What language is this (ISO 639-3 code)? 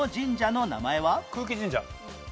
jpn